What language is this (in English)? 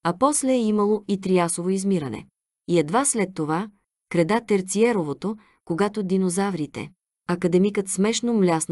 Bulgarian